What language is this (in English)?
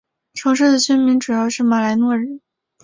Chinese